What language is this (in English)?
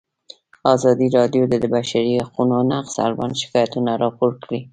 Pashto